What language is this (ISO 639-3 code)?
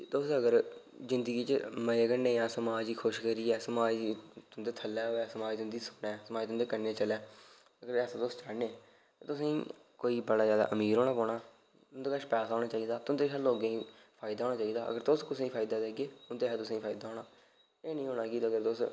doi